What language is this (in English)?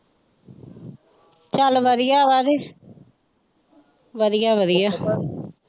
Punjabi